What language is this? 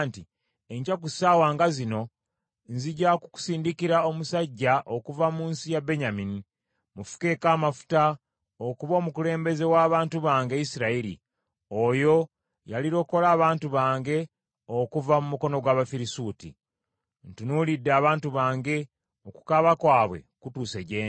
Ganda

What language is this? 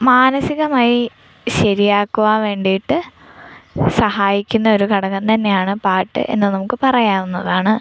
Malayalam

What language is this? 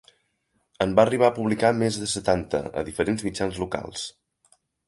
Catalan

